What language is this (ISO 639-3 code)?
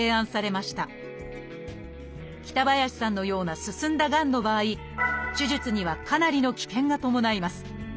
jpn